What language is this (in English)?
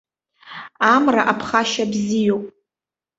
Abkhazian